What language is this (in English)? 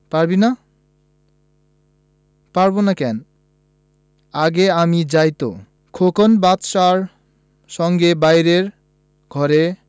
Bangla